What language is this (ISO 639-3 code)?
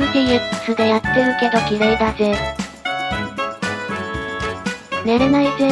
jpn